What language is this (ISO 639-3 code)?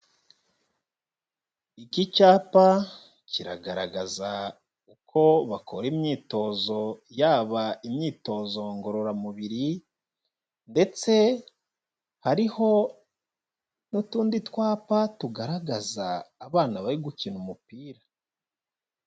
kin